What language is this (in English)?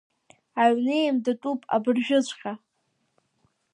Abkhazian